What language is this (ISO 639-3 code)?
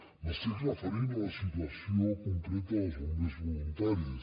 cat